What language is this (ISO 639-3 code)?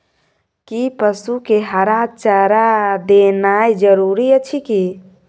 mai